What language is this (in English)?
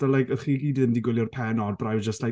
Welsh